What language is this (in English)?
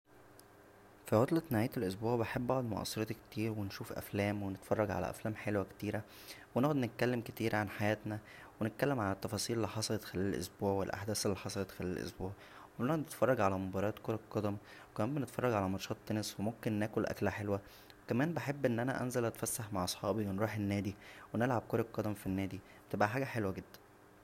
Egyptian Arabic